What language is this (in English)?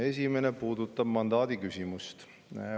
Estonian